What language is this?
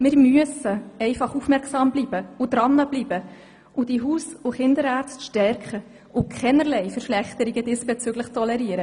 Swiss German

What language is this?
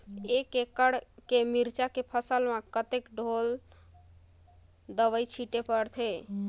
Chhattisgarhi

